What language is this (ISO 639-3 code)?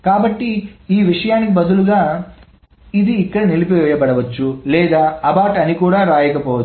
tel